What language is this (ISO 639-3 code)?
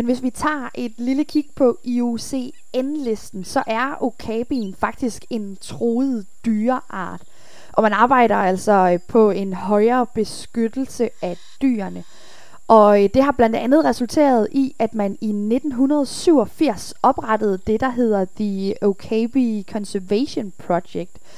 dan